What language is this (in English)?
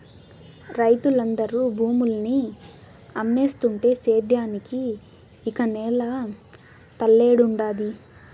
Telugu